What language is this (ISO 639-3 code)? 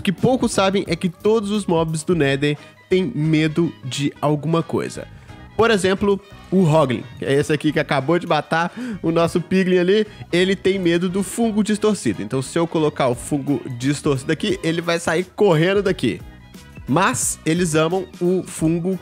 por